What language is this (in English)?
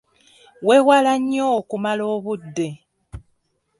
Ganda